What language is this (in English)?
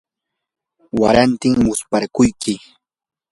Yanahuanca Pasco Quechua